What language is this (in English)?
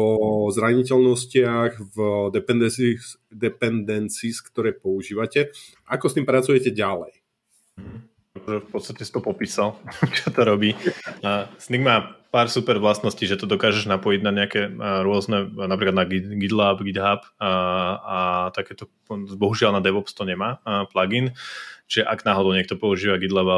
Slovak